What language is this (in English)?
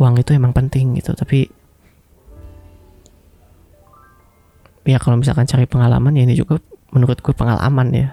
Indonesian